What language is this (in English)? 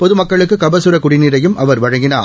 Tamil